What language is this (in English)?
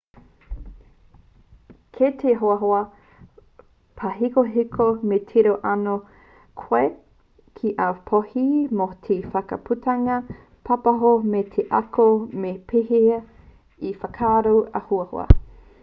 Māori